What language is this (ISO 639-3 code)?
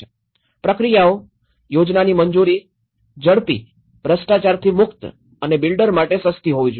guj